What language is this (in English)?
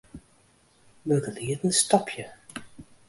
Western Frisian